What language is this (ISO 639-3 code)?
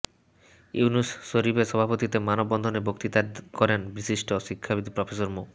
ben